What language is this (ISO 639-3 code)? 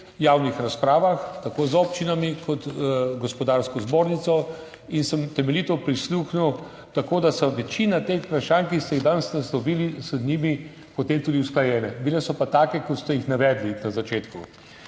slv